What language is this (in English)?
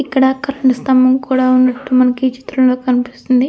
Telugu